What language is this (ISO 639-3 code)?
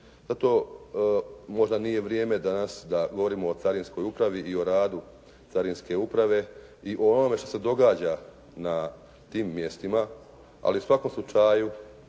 hrv